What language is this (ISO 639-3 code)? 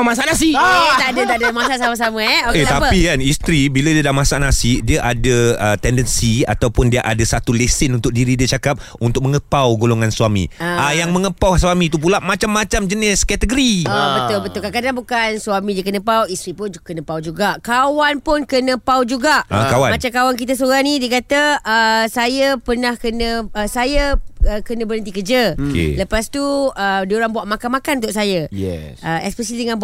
msa